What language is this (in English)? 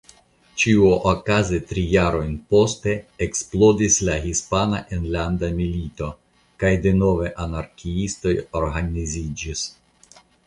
Esperanto